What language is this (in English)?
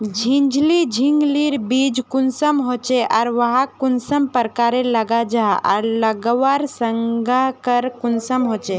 Magahi